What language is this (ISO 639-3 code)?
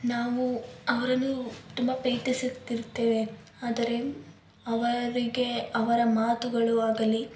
kan